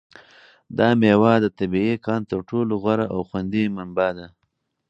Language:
Pashto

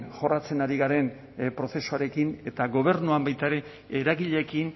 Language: Basque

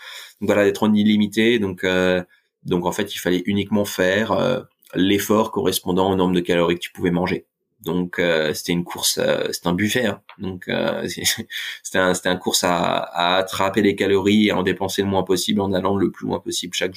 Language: French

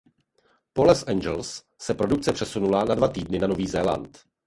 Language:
Czech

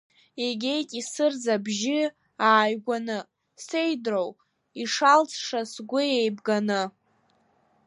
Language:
Abkhazian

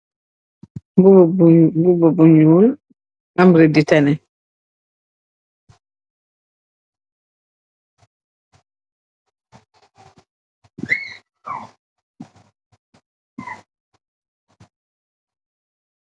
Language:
Wolof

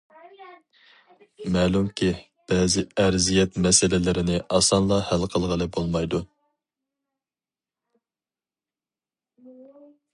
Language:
Uyghur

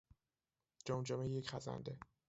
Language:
Persian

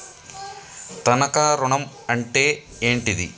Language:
Telugu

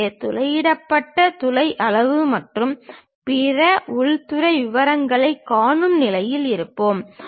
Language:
Tamil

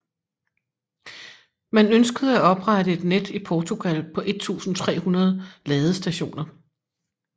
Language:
Danish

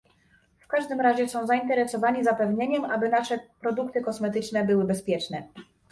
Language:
Polish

